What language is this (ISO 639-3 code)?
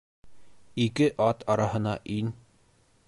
bak